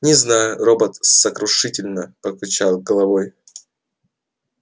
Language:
Russian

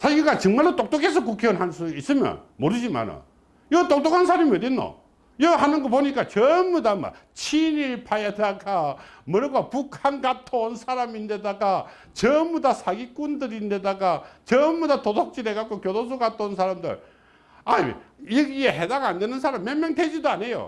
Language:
Korean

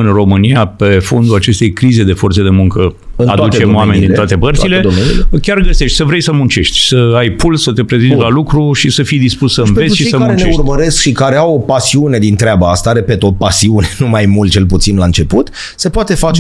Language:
Romanian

